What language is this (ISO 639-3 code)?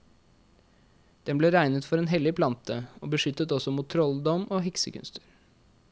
nor